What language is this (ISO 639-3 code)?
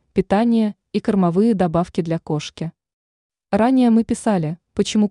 rus